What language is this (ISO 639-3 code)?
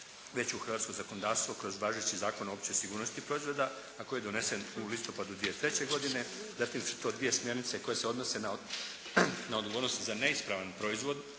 hrv